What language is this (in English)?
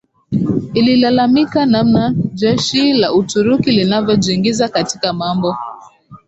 Swahili